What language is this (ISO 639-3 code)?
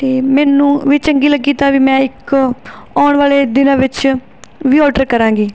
pan